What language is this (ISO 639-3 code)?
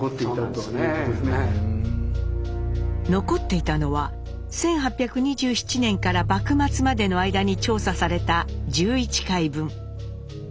jpn